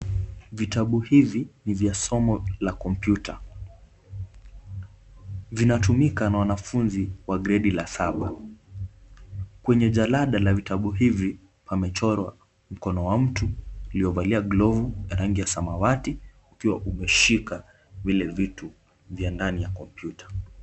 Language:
Swahili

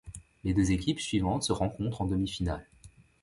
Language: French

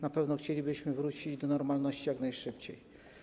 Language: Polish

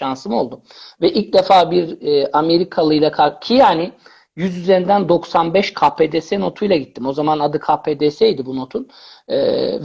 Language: Turkish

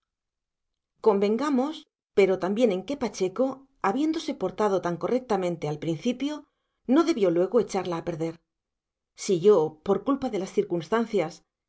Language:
Spanish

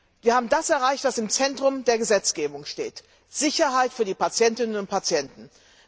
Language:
German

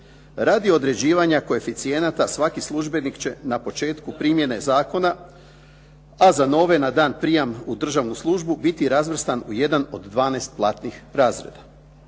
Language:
Croatian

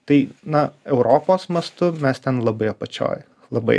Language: Lithuanian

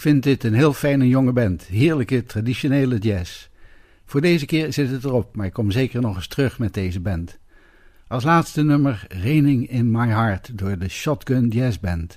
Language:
Dutch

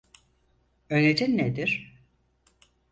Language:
Turkish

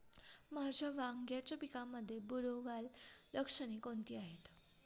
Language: Marathi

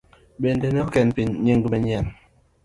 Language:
Luo (Kenya and Tanzania)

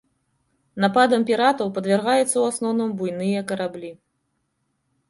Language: Belarusian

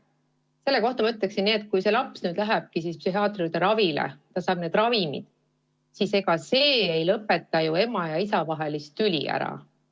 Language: Estonian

